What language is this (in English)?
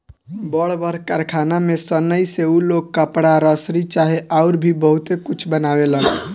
Bhojpuri